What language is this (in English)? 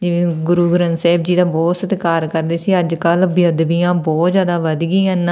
Punjabi